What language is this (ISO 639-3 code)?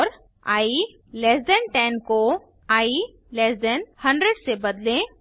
hin